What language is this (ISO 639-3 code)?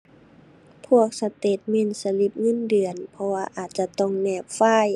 tha